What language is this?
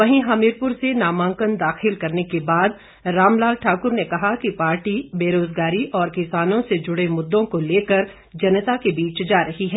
Hindi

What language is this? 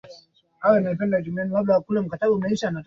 Swahili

